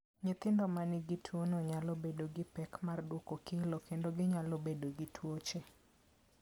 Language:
Luo (Kenya and Tanzania)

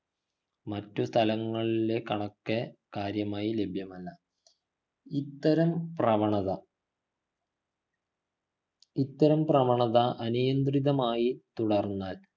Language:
Malayalam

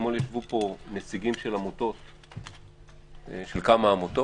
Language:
Hebrew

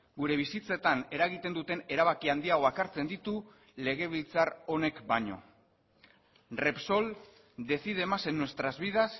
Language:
Basque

